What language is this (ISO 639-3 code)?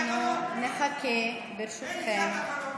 heb